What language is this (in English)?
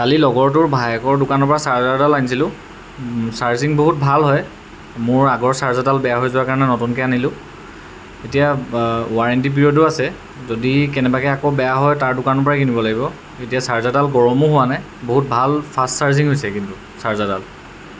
Assamese